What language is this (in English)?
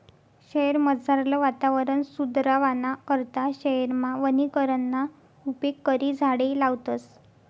Marathi